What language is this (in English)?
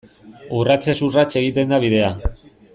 Basque